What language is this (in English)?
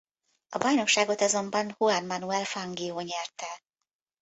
Hungarian